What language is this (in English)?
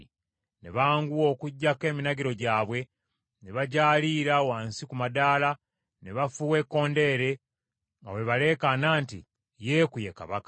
Ganda